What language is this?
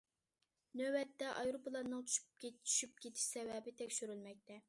Uyghur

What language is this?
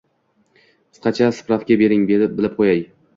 Uzbek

